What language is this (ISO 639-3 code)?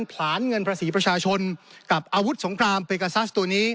tha